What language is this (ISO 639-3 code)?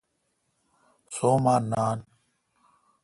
xka